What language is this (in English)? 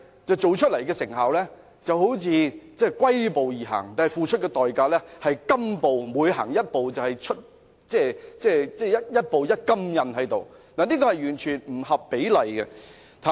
Cantonese